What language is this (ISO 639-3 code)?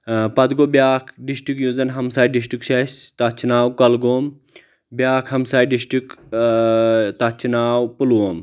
kas